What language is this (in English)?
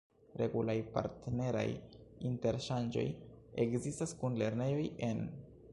Esperanto